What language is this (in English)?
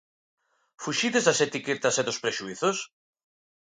Galician